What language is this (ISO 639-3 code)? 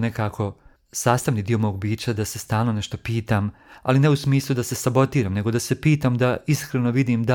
hrv